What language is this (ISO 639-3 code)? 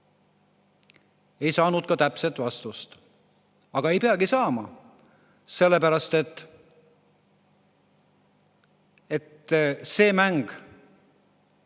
est